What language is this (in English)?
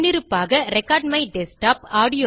Tamil